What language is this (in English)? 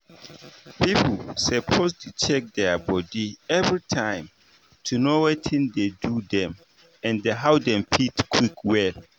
Nigerian Pidgin